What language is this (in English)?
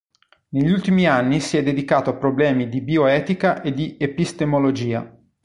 Italian